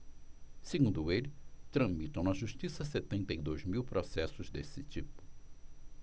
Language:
Portuguese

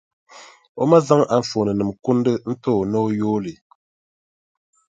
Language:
Dagbani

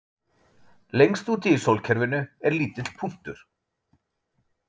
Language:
Icelandic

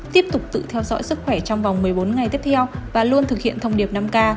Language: Vietnamese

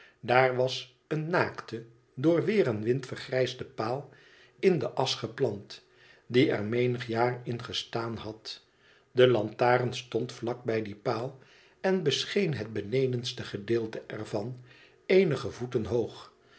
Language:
Dutch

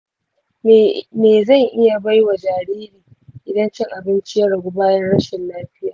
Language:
Hausa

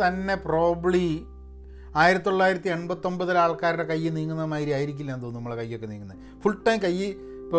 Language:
Malayalam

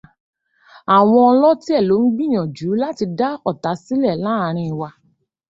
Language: Yoruba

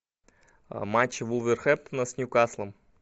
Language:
Russian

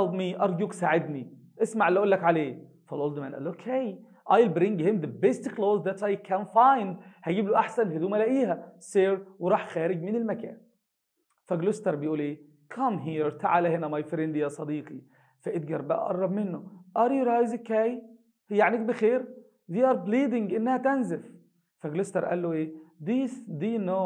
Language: Arabic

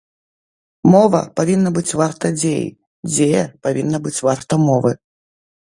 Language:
Belarusian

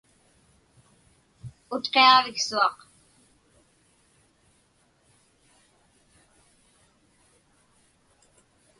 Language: Inupiaq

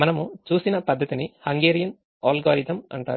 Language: Telugu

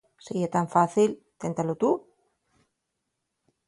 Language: Asturian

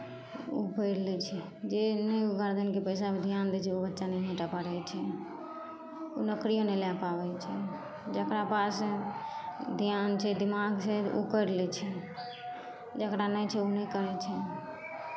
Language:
Maithili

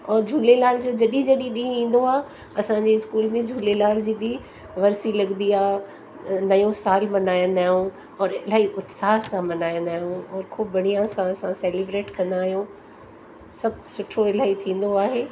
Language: Sindhi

